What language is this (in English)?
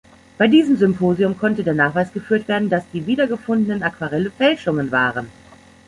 German